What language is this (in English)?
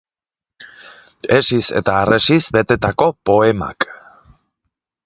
Basque